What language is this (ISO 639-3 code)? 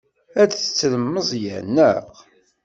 kab